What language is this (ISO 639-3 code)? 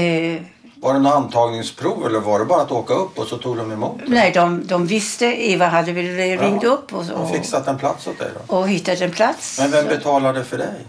swe